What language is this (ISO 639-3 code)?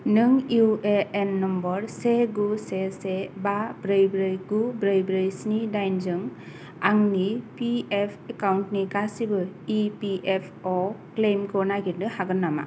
brx